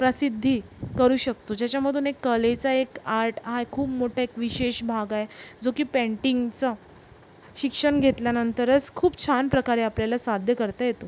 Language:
Marathi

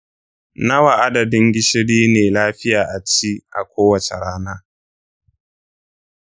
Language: Hausa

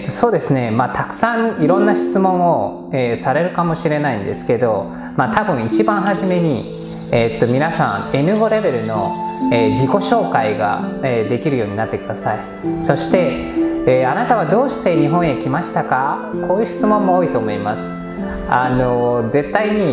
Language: Japanese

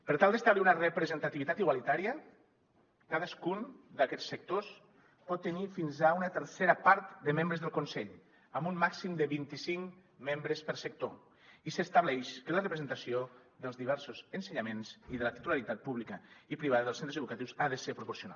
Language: Catalan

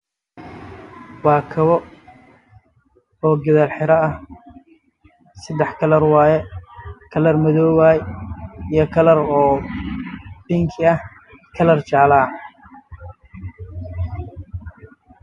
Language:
Somali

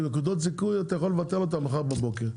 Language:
Hebrew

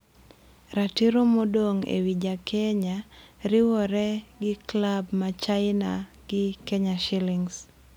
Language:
Luo (Kenya and Tanzania)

